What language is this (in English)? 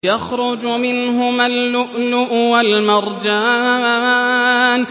Arabic